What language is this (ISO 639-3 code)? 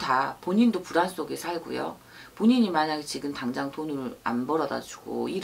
kor